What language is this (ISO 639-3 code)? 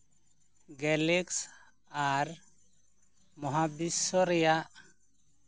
sat